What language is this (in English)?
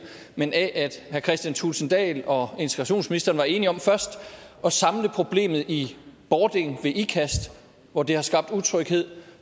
Danish